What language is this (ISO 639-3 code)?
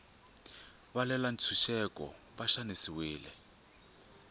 tso